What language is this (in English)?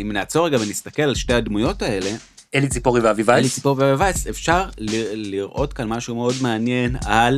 Hebrew